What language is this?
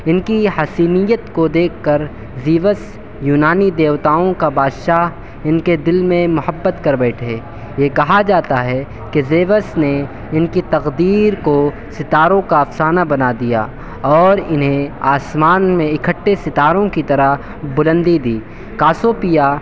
Urdu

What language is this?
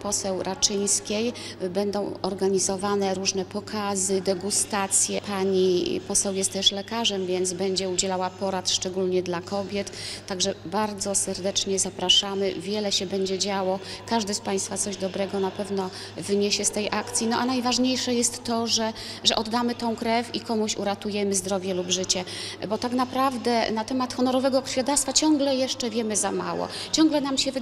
Polish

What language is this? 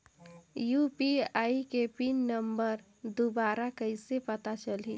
Chhattisgarhi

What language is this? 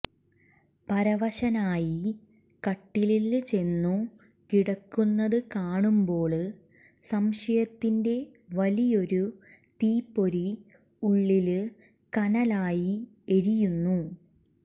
Malayalam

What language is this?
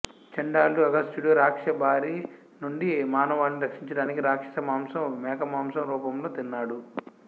Telugu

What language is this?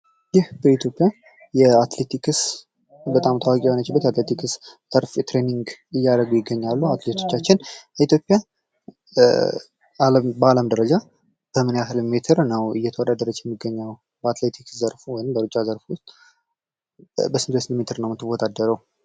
Amharic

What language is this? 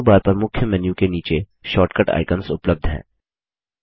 Hindi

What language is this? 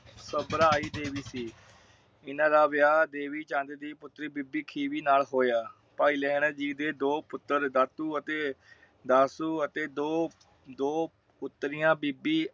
Punjabi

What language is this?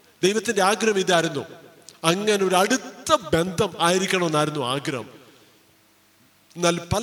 Malayalam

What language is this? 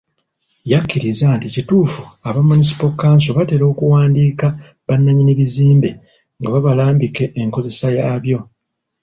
Ganda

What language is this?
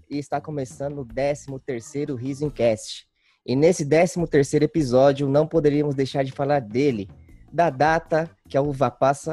Portuguese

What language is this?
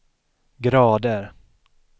Swedish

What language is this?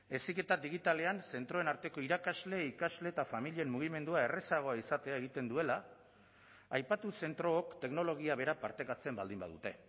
Basque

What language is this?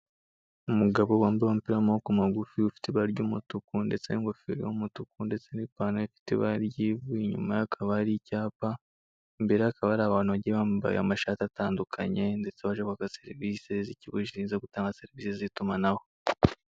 Kinyarwanda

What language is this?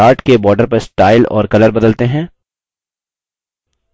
Hindi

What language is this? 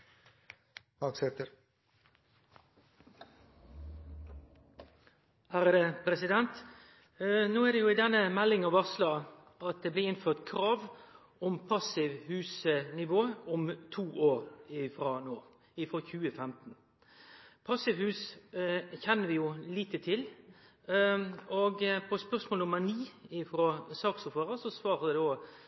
Norwegian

